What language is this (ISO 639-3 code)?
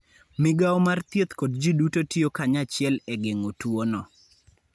luo